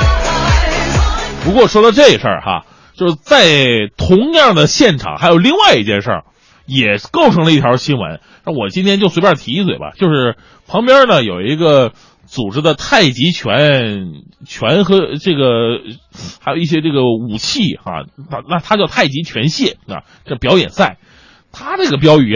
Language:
Chinese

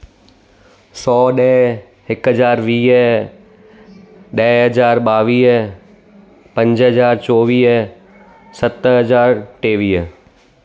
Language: Sindhi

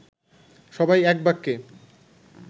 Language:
Bangla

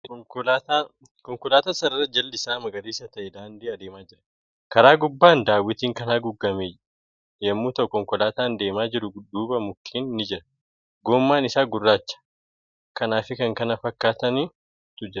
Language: Oromo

